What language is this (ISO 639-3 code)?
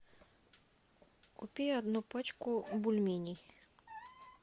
rus